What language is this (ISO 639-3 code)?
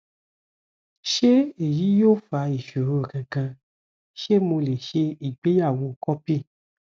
yor